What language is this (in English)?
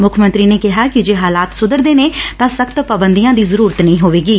Punjabi